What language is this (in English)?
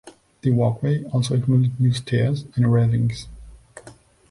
English